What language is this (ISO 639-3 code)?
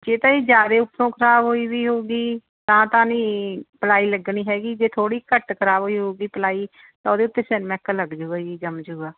pan